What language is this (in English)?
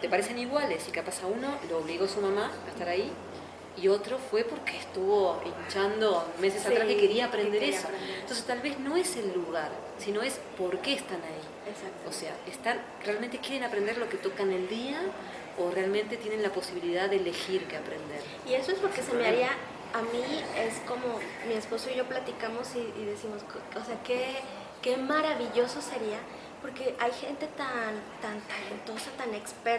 Spanish